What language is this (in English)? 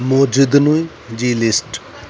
Sindhi